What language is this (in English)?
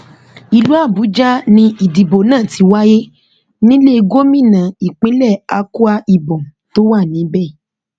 Yoruba